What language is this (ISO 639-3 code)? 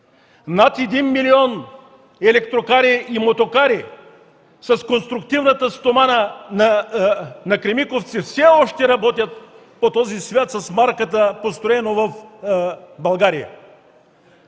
bul